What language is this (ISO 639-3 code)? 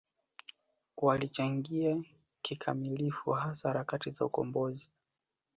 swa